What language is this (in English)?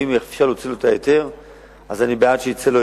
Hebrew